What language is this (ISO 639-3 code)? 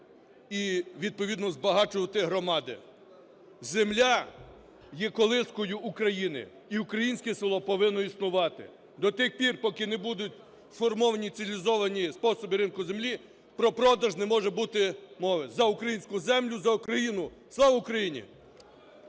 ukr